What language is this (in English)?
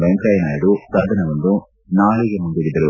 Kannada